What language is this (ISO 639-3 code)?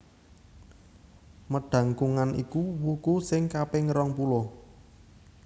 jav